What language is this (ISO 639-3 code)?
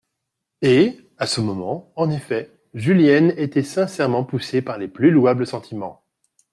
fra